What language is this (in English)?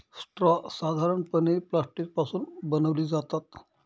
Marathi